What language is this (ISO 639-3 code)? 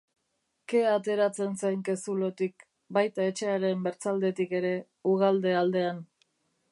eus